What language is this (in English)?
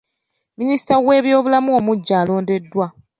Ganda